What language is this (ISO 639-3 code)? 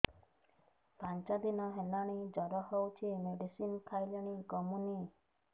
ori